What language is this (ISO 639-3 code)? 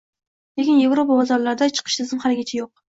uzb